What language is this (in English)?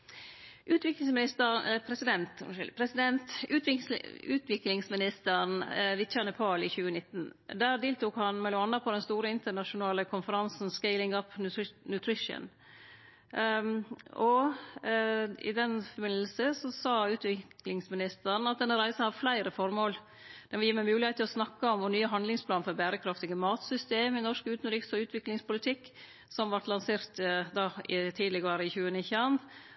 Norwegian Nynorsk